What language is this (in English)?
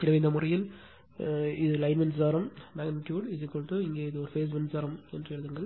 Tamil